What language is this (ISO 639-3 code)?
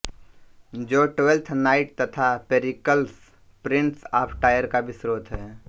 hin